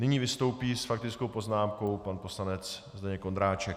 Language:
Czech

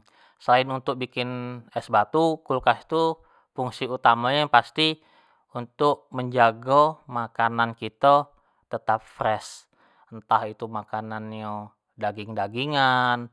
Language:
Jambi Malay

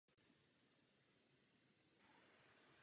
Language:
Czech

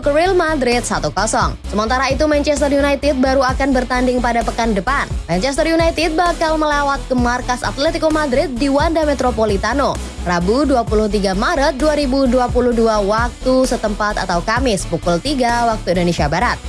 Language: Indonesian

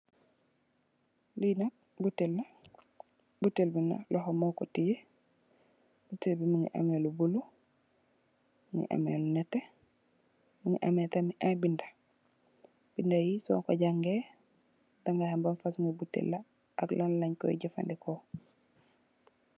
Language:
Wolof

